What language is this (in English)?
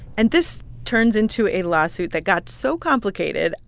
English